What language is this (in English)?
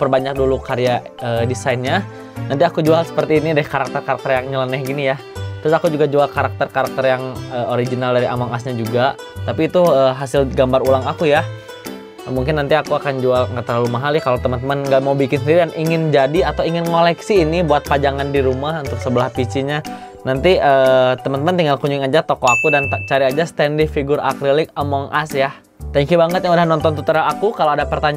Indonesian